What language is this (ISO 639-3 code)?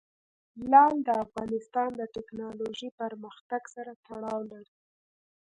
pus